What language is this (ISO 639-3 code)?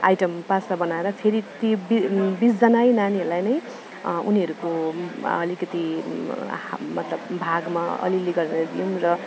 nep